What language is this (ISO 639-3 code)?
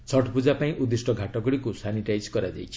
ori